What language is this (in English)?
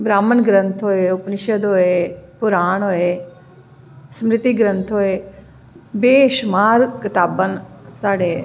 Dogri